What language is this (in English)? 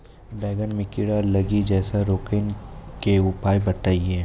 Maithili